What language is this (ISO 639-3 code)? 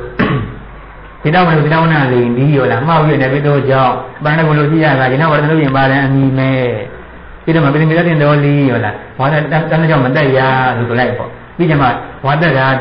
tha